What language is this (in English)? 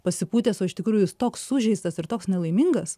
Lithuanian